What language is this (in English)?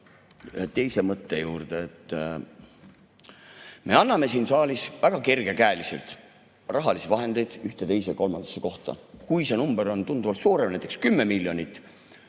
Estonian